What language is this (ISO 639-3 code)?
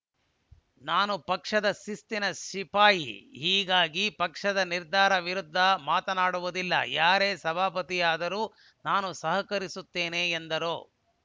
kan